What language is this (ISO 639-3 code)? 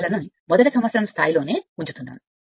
tel